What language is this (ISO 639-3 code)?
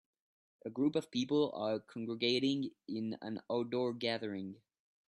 eng